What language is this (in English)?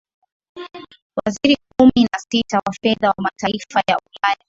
Swahili